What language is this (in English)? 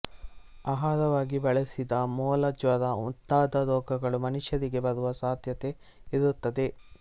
Kannada